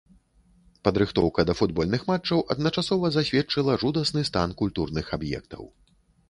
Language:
Belarusian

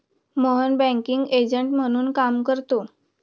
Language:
Marathi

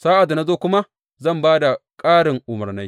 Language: Hausa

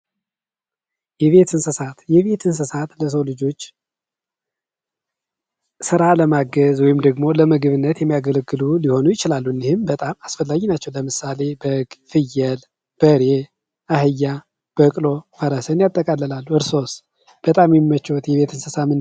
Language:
Amharic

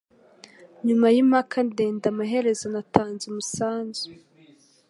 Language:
Kinyarwanda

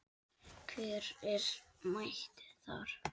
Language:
Icelandic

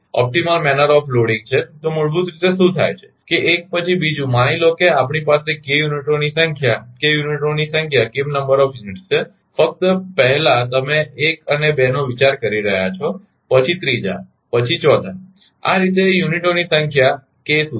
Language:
Gujarati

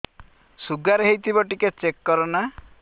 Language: Odia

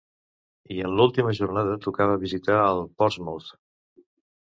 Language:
Catalan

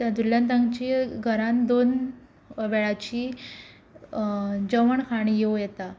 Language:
Konkani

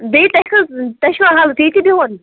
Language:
Kashmiri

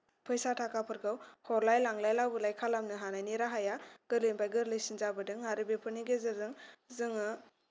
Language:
Bodo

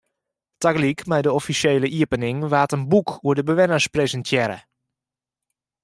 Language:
Western Frisian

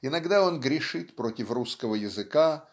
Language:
Russian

